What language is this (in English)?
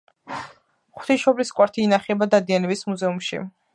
Georgian